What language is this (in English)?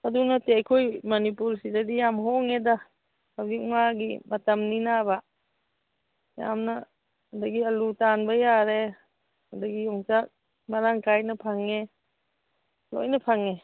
Manipuri